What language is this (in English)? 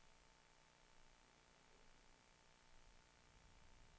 Swedish